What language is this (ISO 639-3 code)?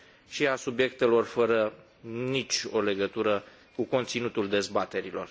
ron